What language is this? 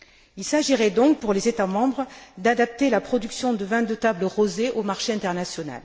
French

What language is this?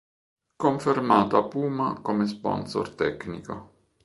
Italian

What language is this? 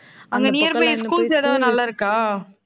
Tamil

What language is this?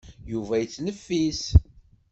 Kabyle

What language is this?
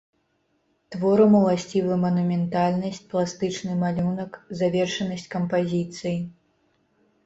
Belarusian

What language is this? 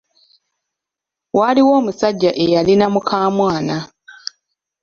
Ganda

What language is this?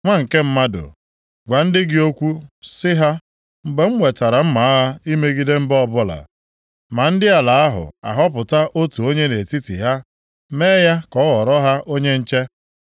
Igbo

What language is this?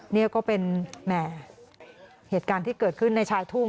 Thai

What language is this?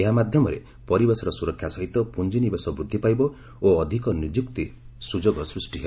Odia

